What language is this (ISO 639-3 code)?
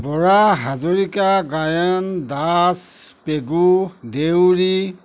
asm